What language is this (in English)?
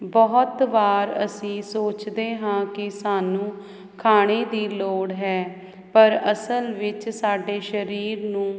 Punjabi